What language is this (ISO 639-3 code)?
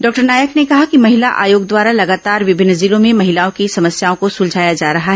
hin